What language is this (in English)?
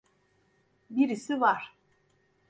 Turkish